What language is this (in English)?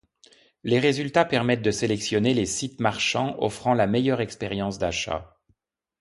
French